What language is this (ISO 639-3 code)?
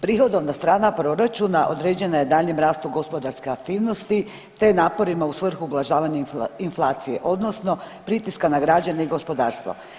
hrv